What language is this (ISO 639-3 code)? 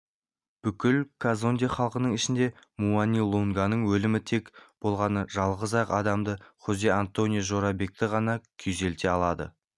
kaz